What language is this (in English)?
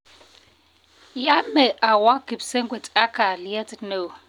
Kalenjin